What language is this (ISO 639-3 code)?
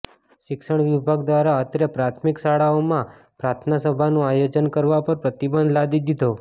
guj